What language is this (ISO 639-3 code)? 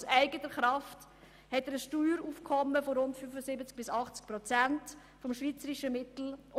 gsw